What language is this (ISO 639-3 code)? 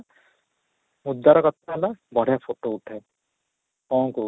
ori